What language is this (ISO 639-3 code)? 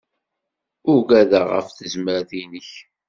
kab